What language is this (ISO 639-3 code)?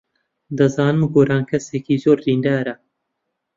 ckb